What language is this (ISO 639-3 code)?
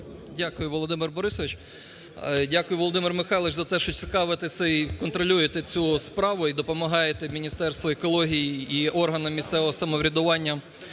ukr